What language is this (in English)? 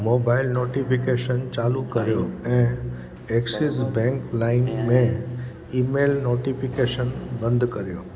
Sindhi